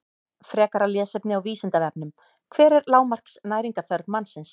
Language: Icelandic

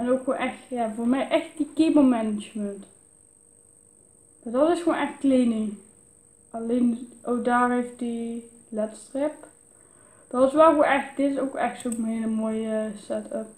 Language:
Dutch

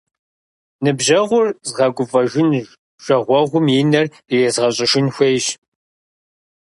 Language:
Kabardian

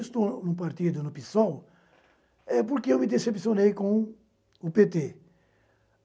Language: Portuguese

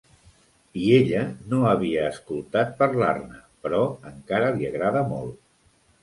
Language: Catalan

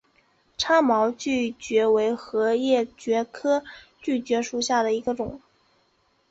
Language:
Chinese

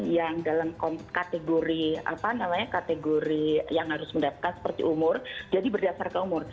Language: Indonesian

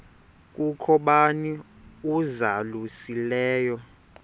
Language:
Xhosa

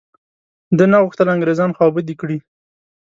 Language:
Pashto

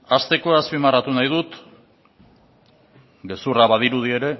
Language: Basque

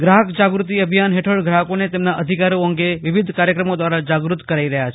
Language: Gujarati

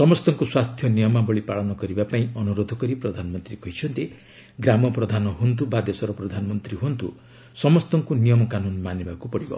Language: Odia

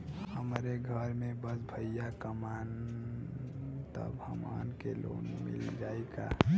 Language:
Bhojpuri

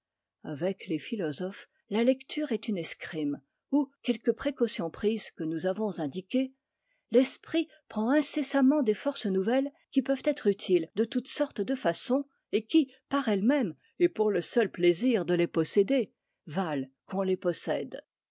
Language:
French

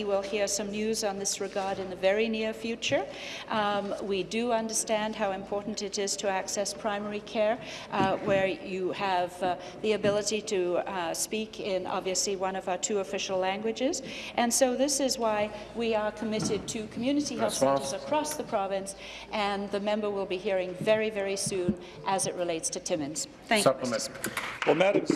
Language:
English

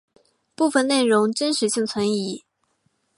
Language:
Chinese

